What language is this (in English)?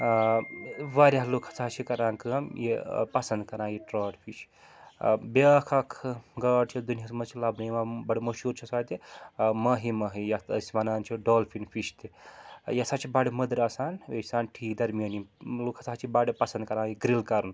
Kashmiri